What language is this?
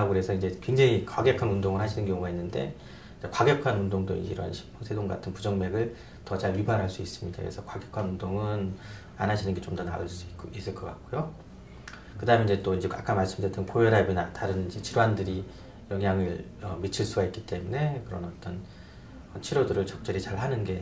Korean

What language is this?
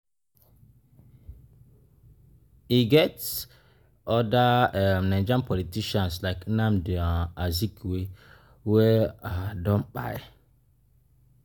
Nigerian Pidgin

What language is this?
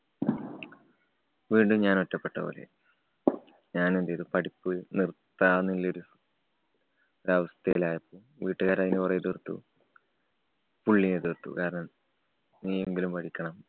Malayalam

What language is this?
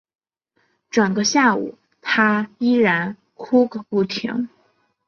Chinese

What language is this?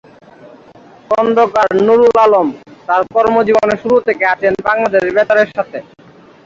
Bangla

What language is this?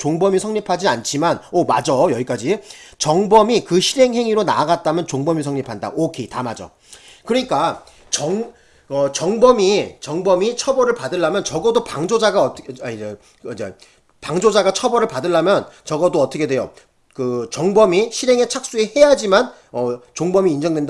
Korean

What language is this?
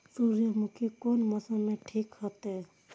Maithili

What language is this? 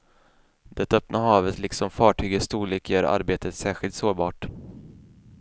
Swedish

